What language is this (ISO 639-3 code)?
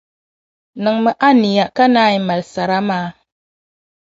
dag